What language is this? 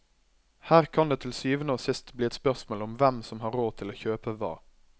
Norwegian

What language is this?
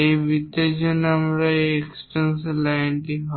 Bangla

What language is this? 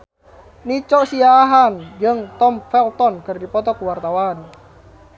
Sundanese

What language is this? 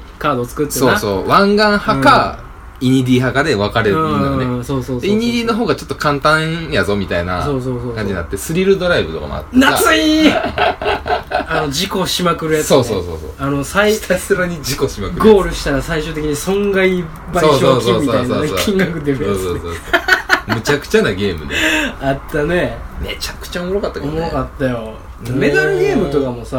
Japanese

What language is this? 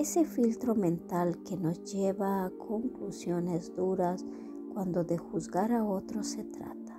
Spanish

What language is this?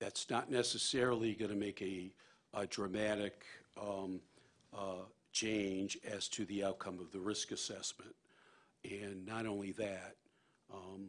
English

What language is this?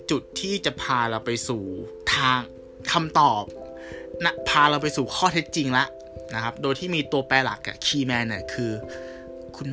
Thai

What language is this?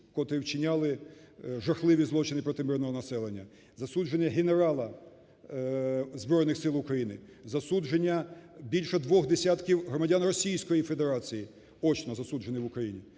Ukrainian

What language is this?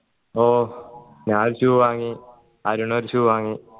Malayalam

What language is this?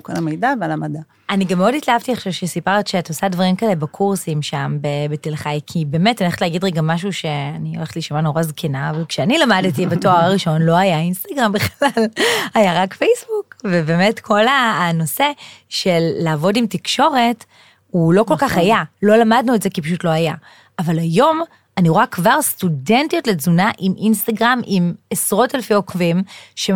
Hebrew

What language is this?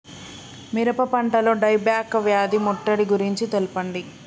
Telugu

